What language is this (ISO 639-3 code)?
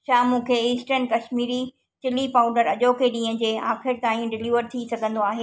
snd